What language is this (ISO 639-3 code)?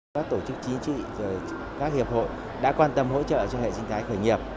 vie